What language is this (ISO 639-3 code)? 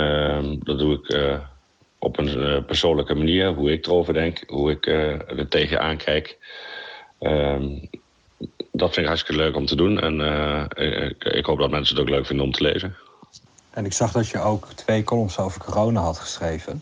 nld